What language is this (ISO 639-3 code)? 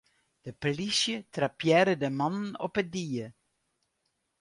fry